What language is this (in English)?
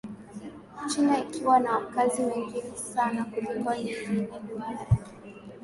Swahili